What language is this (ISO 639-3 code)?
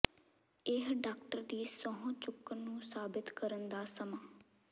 pan